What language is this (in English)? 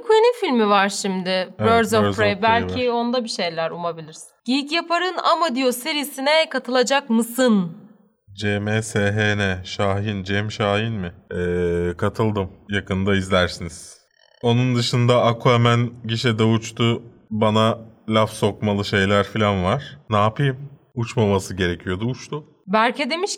Turkish